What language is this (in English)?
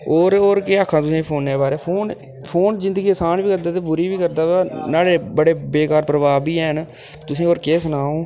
Dogri